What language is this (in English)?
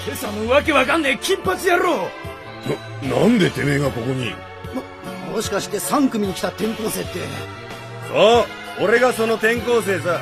Japanese